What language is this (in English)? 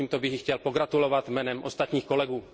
Czech